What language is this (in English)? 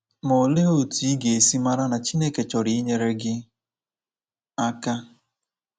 Igbo